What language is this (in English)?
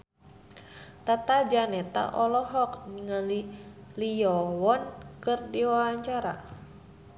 Sundanese